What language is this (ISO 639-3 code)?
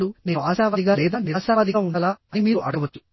tel